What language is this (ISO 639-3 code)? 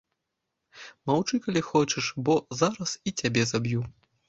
bel